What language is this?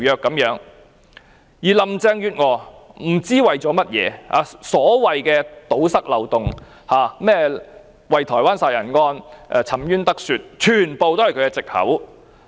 Cantonese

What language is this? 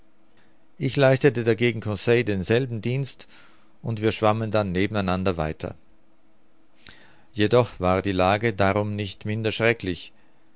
German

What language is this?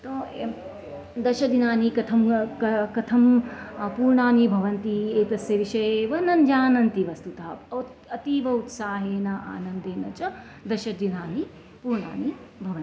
Sanskrit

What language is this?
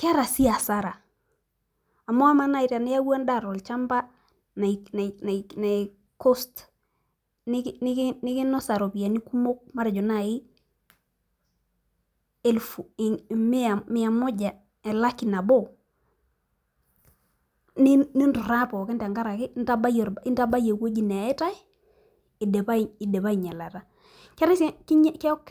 Masai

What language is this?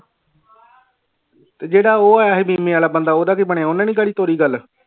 Punjabi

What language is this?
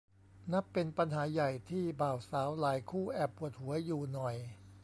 Thai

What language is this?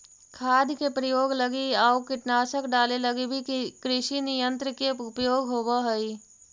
Magahi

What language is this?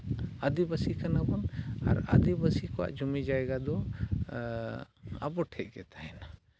Santali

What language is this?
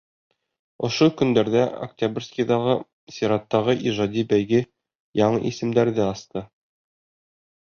Bashkir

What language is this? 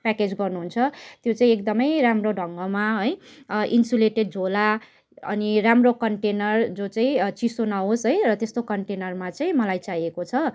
Nepali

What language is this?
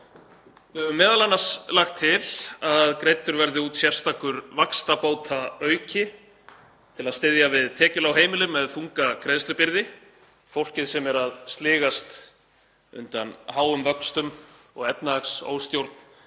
Icelandic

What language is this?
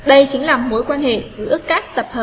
Vietnamese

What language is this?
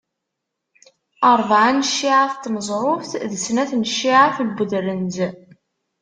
Kabyle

